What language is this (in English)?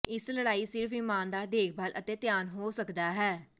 Punjabi